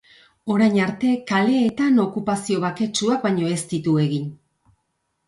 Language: Basque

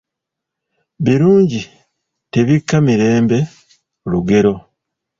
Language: Ganda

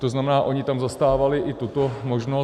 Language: Czech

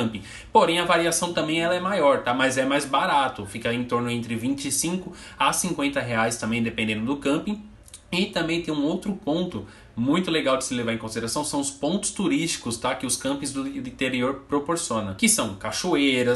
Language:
Portuguese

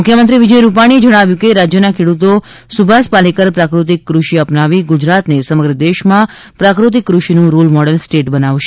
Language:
Gujarati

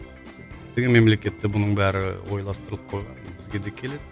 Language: Kazakh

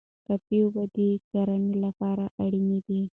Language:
Pashto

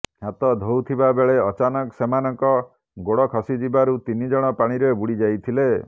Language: Odia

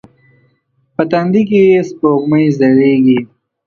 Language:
Pashto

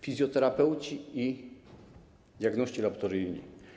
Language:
Polish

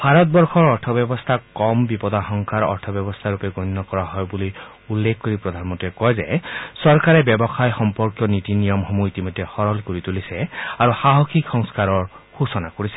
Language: Assamese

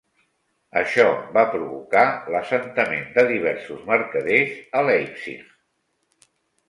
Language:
Catalan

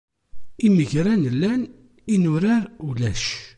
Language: Kabyle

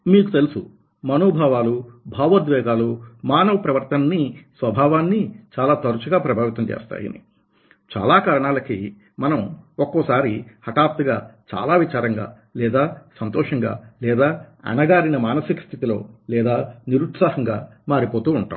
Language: Telugu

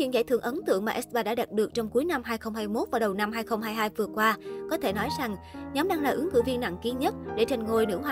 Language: Vietnamese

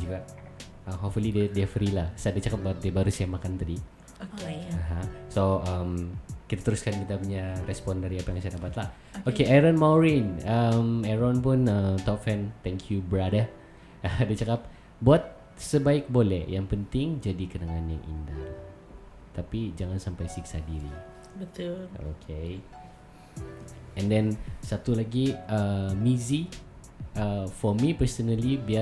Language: Malay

